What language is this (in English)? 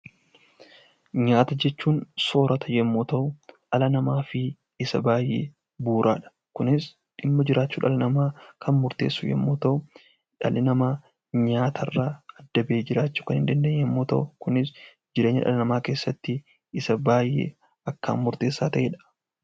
Oromo